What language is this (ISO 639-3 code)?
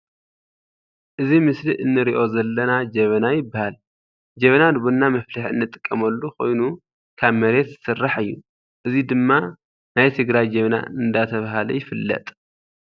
tir